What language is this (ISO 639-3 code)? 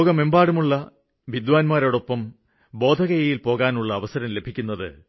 mal